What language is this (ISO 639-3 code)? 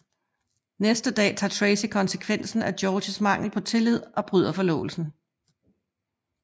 dan